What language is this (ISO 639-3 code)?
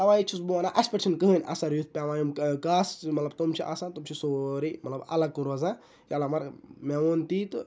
kas